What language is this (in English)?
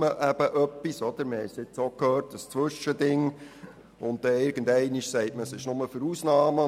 Swiss German